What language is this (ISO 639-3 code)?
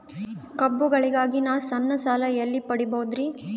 kan